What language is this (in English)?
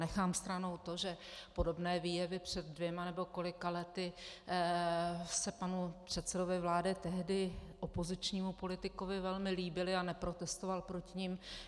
Czech